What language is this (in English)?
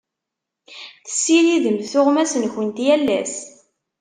Kabyle